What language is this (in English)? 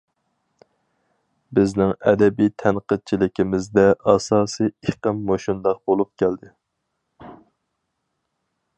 Uyghur